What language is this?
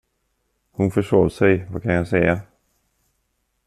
Swedish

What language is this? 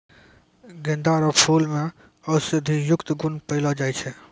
Maithili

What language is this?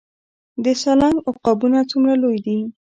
Pashto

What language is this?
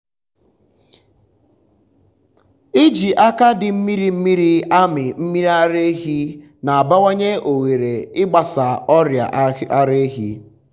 Igbo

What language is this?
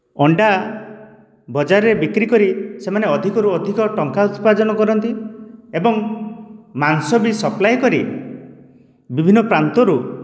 Odia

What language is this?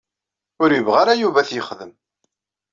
Kabyle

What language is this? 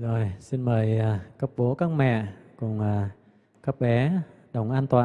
Vietnamese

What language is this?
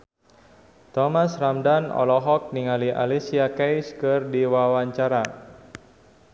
Sundanese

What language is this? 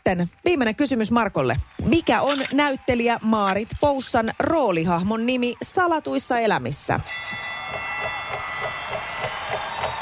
Finnish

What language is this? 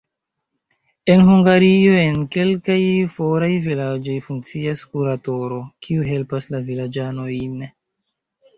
Esperanto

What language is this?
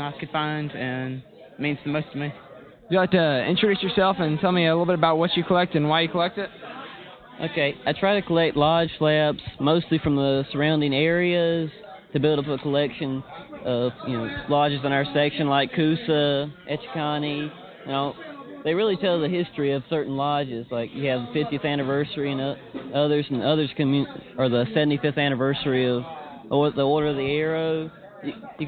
English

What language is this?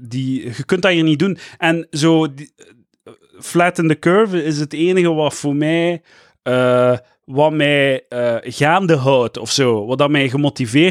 Dutch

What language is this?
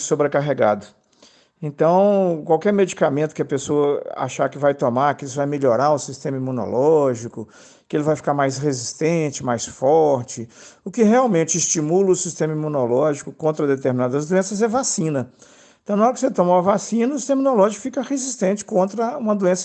Portuguese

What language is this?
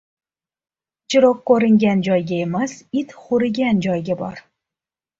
Uzbek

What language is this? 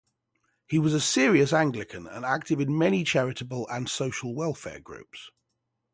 English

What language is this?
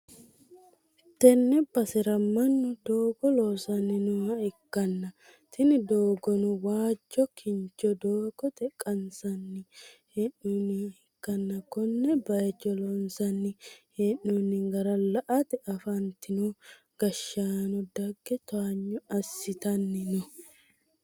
Sidamo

